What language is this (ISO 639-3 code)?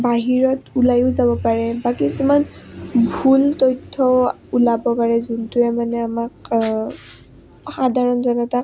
asm